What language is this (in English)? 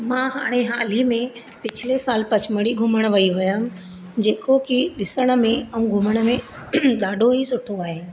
Sindhi